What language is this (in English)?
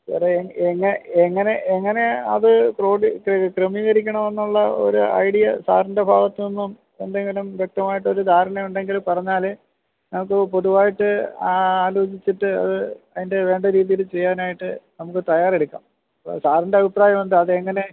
Malayalam